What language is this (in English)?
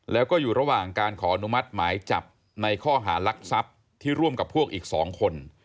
Thai